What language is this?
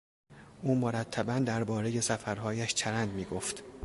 Persian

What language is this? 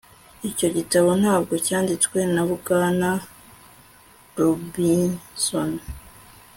Kinyarwanda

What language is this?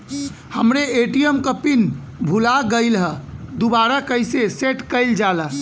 Bhojpuri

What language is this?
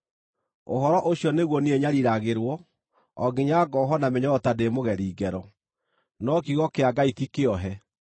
Kikuyu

